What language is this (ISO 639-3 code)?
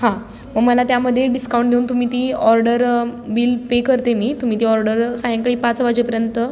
mar